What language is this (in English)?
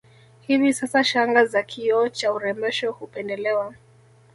Swahili